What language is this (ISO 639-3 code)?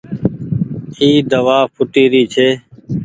gig